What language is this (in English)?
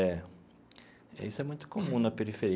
Portuguese